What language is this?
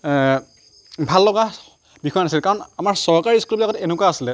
Assamese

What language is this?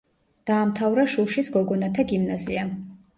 Georgian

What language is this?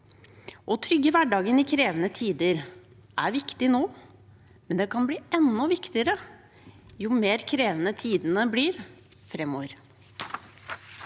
Norwegian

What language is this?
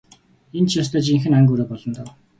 Mongolian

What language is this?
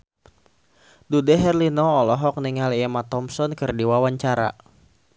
Sundanese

